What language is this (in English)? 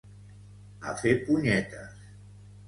Catalan